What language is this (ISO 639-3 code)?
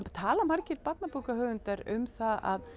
isl